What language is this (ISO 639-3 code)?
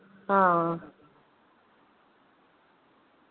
doi